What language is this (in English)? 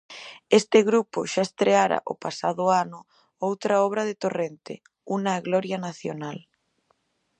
Galician